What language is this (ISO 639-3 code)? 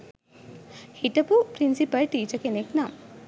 sin